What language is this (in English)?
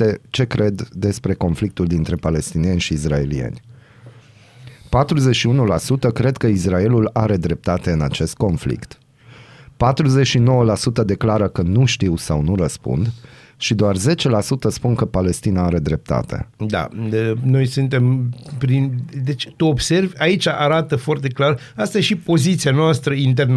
Romanian